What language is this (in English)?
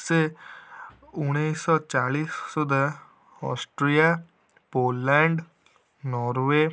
Odia